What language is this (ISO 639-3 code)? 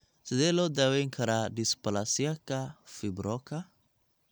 som